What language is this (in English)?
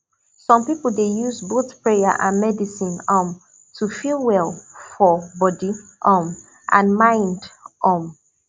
Nigerian Pidgin